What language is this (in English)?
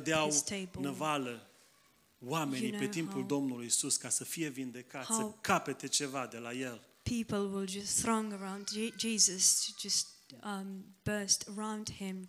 Romanian